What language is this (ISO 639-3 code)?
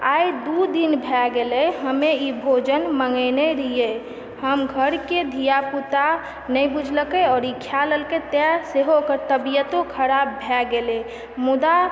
mai